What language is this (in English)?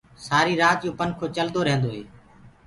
Gurgula